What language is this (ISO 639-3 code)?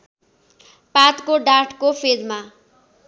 nep